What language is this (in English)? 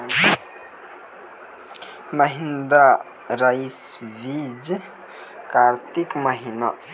Maithili